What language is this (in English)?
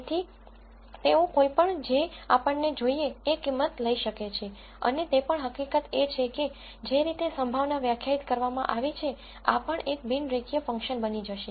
Gujarati